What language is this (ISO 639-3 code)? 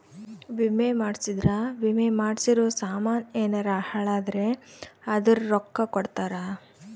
kan